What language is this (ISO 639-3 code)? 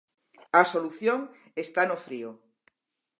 glg